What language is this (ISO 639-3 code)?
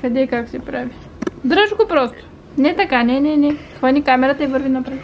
bul